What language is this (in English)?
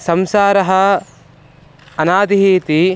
Sanskrit